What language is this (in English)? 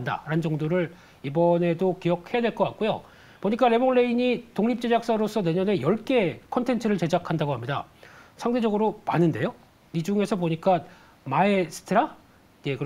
Korean